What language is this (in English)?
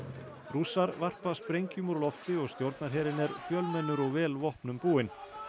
Icelandic